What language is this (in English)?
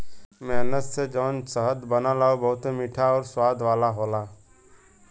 Bhojpuri